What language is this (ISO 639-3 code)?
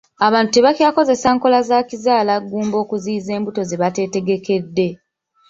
lug